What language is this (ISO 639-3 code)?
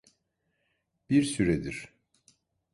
tur